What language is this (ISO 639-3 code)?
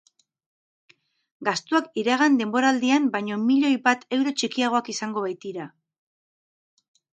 eus